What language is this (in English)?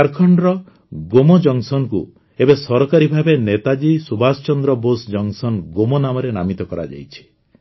Odia